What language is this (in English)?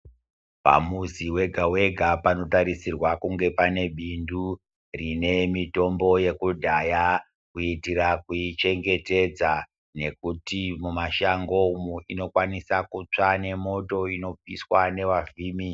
Ndau